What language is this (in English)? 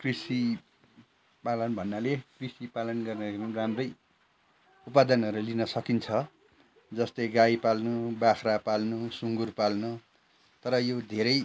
Nepali